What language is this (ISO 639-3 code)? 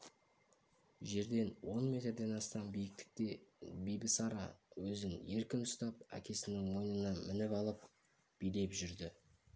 kaz